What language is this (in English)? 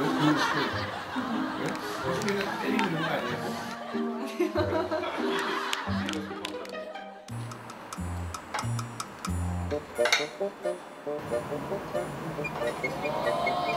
Korean